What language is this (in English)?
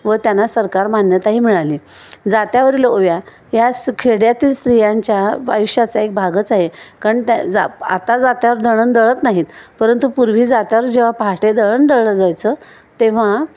Marathi